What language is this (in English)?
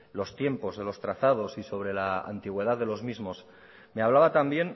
Spanish